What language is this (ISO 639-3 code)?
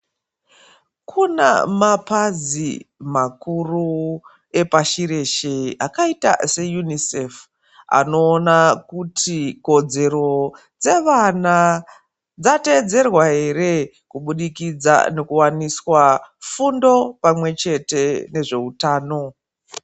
ndc